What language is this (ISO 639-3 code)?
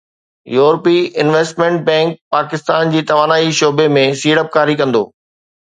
snd